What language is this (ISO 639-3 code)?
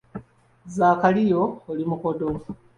lug